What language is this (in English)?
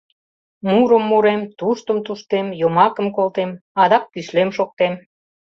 Mari